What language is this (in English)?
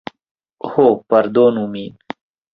Esperanto